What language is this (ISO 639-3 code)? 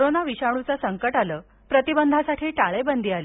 mar